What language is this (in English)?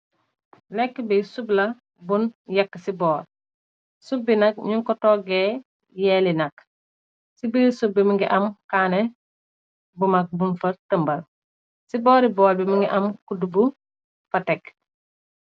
Wolof